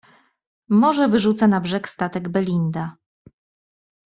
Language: Polish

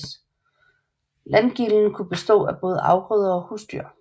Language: Danish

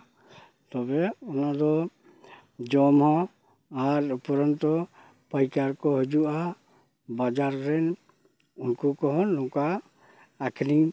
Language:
Santali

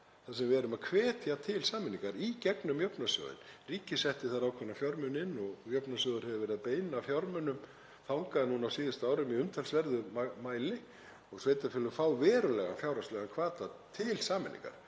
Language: Icelandic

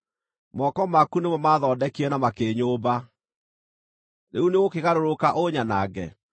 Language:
Kikuyu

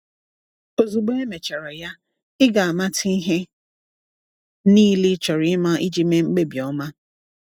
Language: Igbo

